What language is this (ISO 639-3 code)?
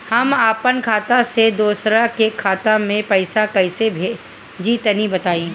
bho